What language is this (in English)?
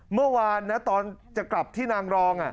Thai